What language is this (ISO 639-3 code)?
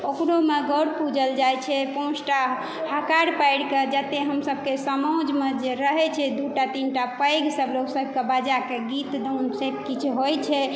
mai